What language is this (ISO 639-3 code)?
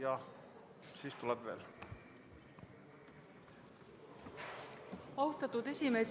est